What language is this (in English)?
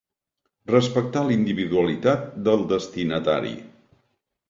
Catalan